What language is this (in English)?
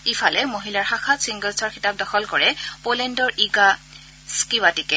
Assamese